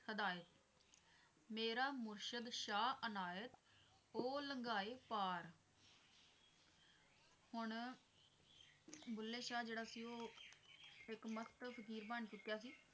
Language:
Punjabi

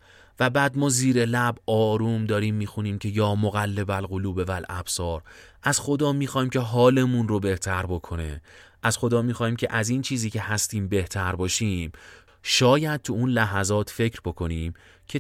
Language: Persian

